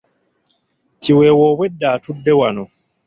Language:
Ganda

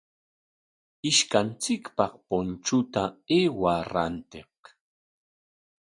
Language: Corongo Ancash Quechua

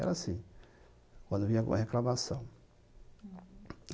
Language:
Portuguese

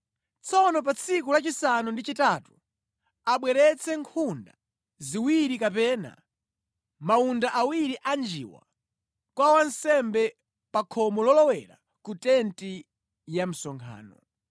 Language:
Nyanja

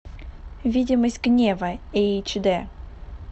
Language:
Russian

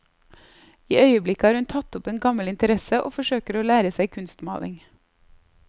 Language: Norwegian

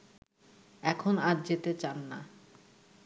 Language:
Bangla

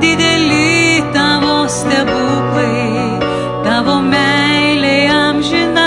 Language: Lithuanian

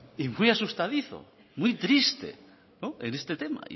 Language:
Spanish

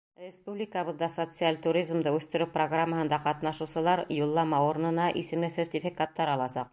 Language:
Bashkir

